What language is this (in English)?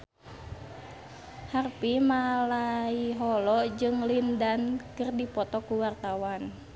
Sundanese